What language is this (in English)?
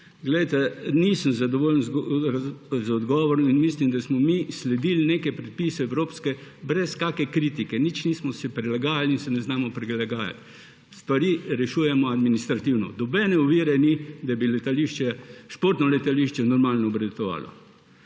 Slovenian